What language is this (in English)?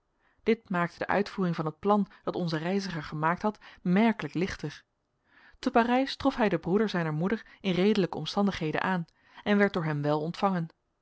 Dutch